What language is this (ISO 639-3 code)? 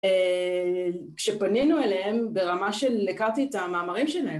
heb